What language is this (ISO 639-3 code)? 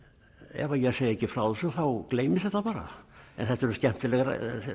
isl